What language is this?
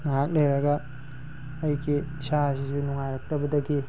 Manipuri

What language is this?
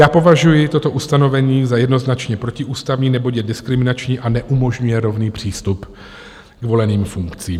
Czech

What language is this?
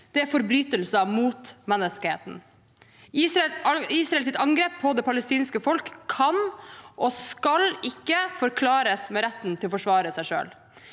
Norwegian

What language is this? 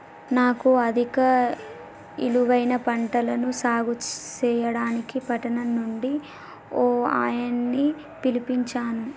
Telugu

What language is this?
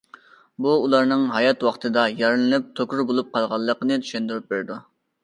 Uyghur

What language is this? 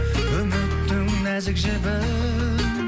Kazakh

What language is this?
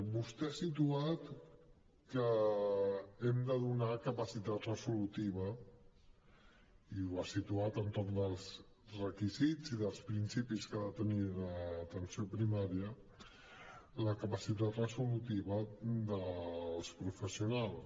Catalan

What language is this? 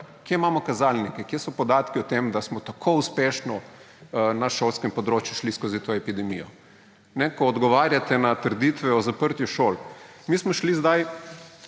Slovenian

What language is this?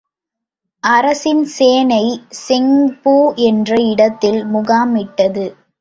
Tamil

